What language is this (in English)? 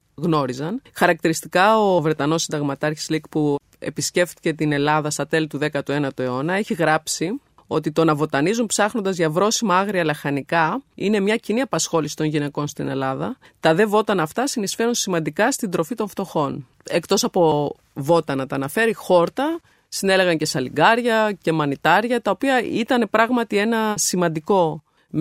Greek